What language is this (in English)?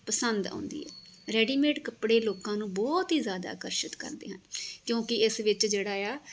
Punjabi